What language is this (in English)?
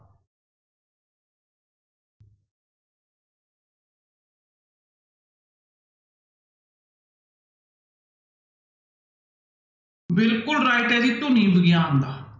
Punjabi